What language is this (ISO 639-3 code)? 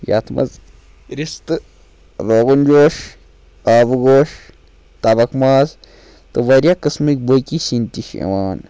kas